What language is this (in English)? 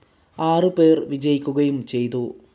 Malayalam